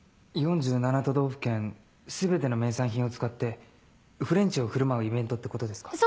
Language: Japanese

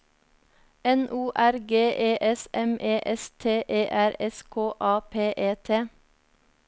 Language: Norwegian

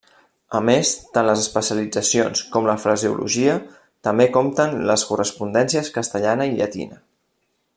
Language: Catalan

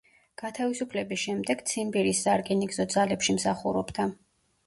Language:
Georgian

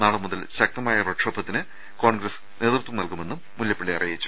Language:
Malayalam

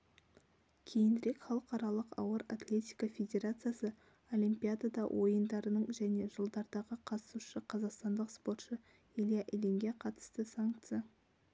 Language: Kazakh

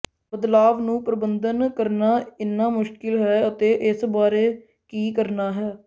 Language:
Punjabi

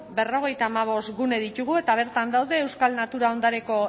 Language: Basque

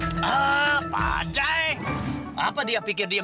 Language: Indonesian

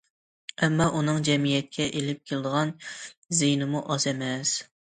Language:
Uyghur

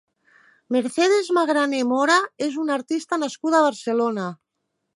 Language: Catalan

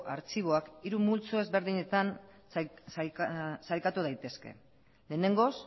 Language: Basque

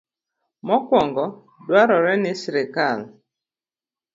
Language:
Luo (Kenya and Tanzania)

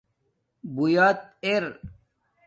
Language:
Domaaki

